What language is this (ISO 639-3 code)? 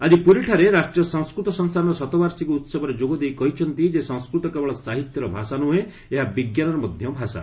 ori